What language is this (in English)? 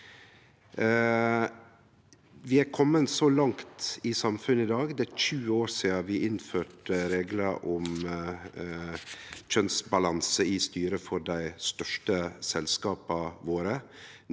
Norwegian